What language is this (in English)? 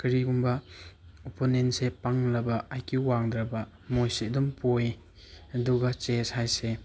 Manipuri